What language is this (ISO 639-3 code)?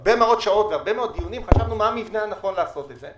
heb